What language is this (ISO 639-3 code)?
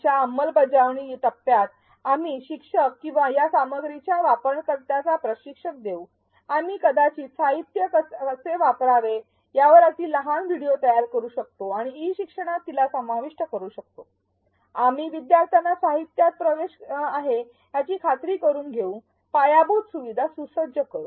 mar